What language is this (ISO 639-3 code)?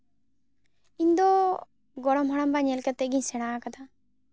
sat